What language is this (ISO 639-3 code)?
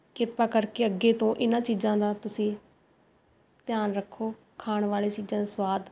pan